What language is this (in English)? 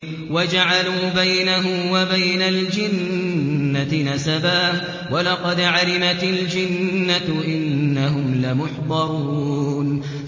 Arabic